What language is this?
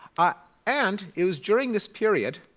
English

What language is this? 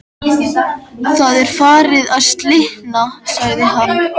Icelandic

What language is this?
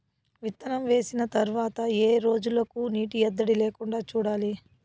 Telugu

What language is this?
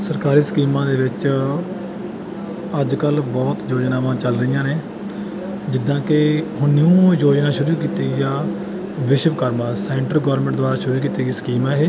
Punjabi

